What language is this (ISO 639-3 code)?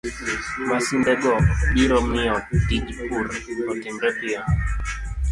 luo